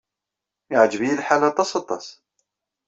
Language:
Kabyle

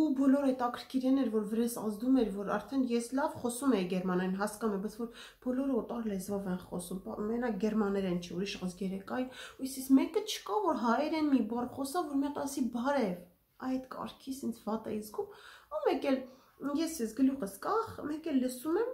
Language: Romanian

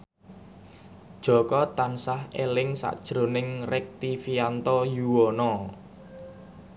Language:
Javanese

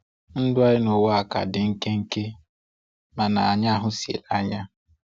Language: Igbo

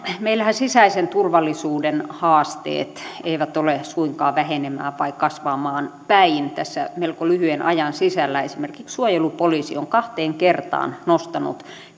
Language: Finnish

